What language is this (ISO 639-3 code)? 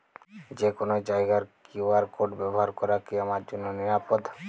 ben